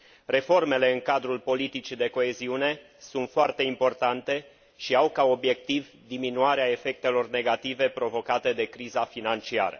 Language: Romanian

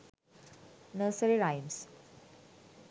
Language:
Sinhala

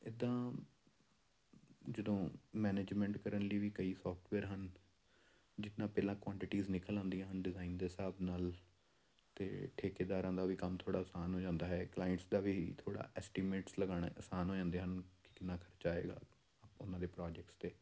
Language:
Punjabi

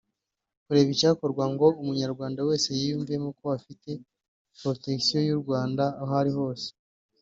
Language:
Kinyarwanda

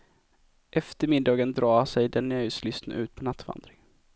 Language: Swedish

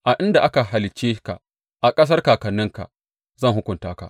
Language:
Hausa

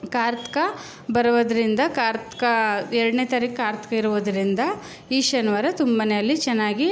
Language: Kannada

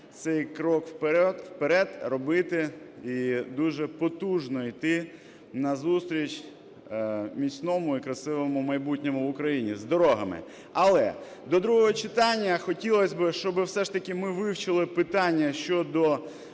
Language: Ukrainian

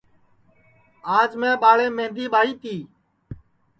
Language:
Sansi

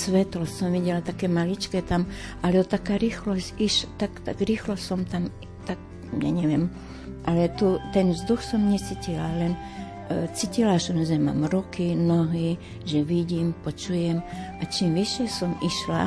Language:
Slovak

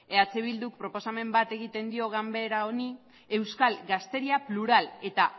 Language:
Basque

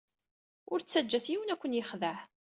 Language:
Kabyle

